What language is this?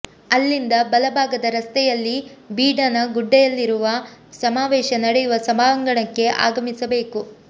Kannada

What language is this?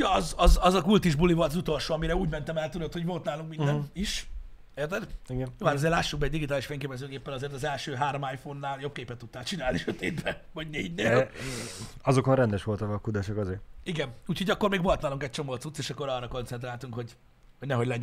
Hungarian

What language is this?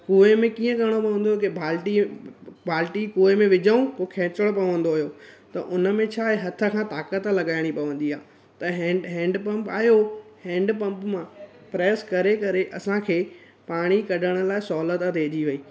Sindhi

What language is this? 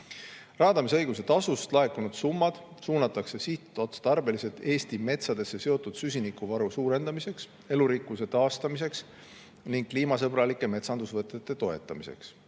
Estonian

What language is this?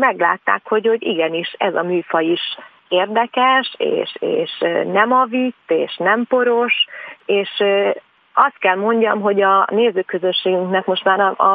Hungarian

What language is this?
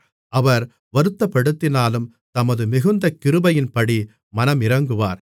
Tamil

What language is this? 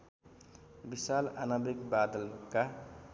Nepali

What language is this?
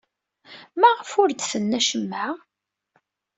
Kabyle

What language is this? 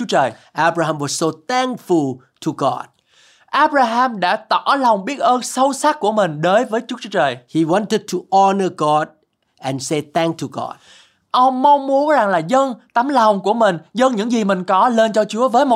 Vietnamese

